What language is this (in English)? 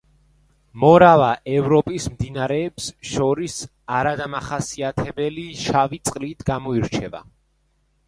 Georgian